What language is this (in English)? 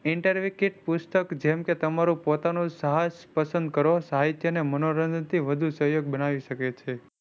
Gujarati